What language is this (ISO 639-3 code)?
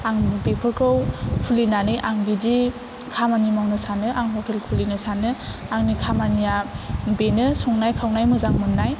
brx